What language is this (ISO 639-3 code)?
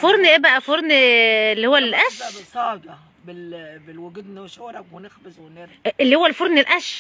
ara